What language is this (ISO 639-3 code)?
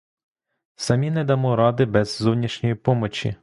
ukr